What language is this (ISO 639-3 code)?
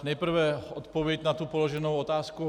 ces